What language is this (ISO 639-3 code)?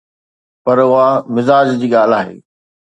snd